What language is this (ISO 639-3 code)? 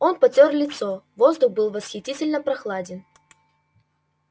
rus